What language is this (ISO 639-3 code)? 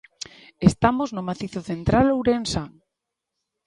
glg